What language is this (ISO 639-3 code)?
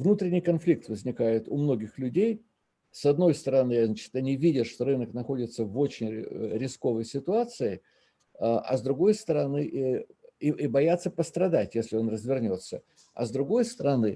rus